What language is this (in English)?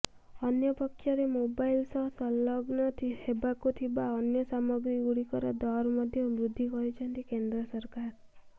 Odia